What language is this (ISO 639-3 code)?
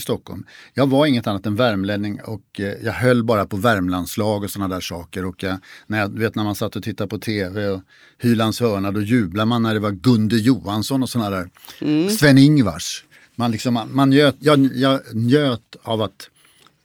swe